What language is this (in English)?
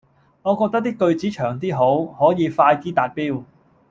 Cantonese